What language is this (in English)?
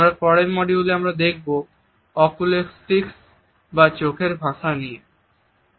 Bangla